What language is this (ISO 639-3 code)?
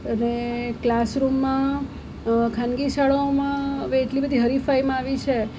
guj